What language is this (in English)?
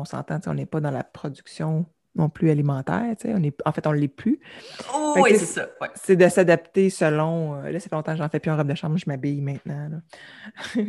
French